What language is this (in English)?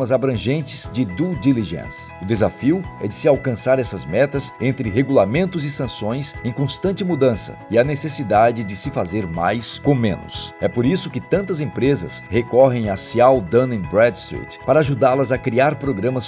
Portuguese